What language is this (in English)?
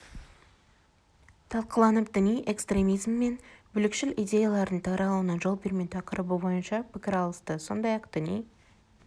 Kazakh